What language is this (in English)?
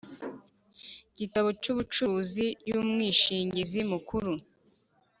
Kinyarwanda